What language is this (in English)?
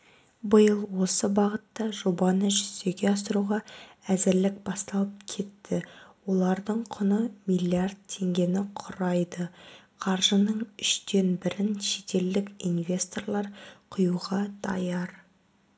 Kazakh